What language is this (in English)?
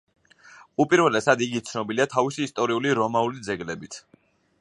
Georgian